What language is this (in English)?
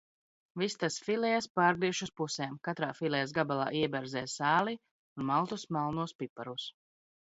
Latvian